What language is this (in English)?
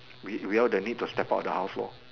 English